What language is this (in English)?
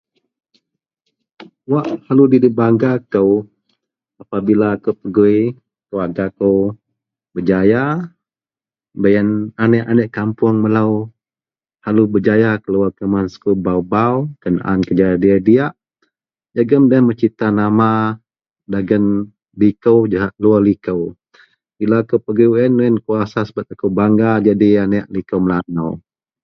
Central Melanau